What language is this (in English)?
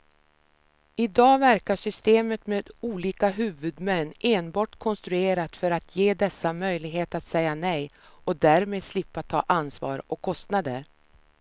Swedish